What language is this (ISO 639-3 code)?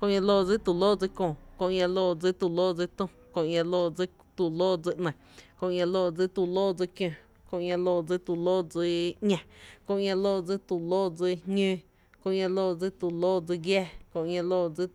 cte